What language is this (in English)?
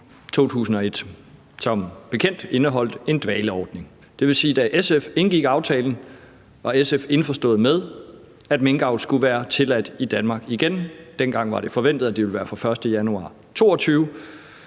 Danish